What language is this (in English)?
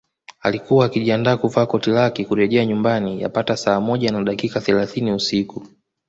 Swahili